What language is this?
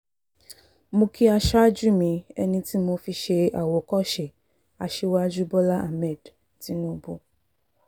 Yoruba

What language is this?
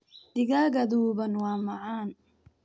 Somali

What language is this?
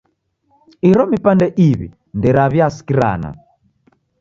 Taita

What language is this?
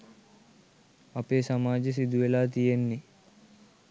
Sinhala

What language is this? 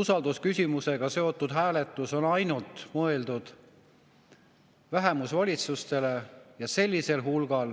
Estonian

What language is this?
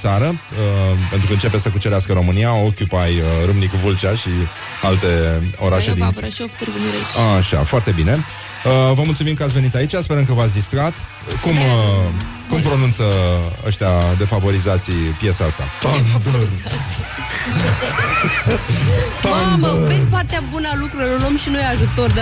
Romanian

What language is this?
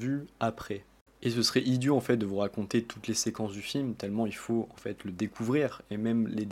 French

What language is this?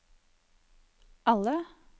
Norwegian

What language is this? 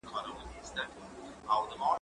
Pashto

